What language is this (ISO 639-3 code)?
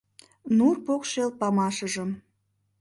chm